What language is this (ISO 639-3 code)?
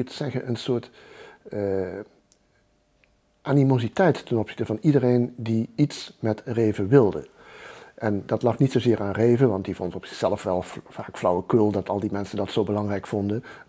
nld